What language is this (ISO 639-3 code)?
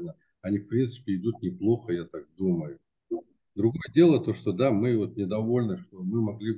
rus